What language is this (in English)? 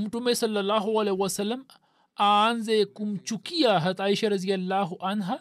Swahili